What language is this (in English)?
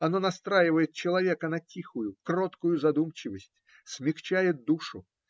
Russian